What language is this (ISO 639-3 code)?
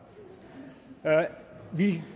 dan